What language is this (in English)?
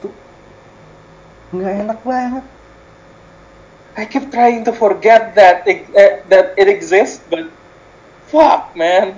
Indonesian